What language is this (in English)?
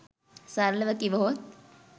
Sinhala